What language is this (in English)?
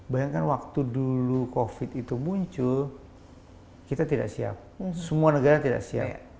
Indonesian